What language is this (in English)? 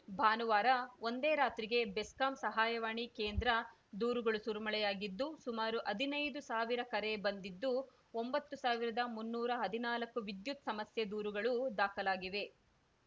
Kannada